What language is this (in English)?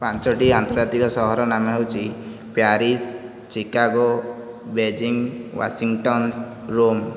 Odia